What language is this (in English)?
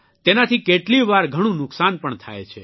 Gujarati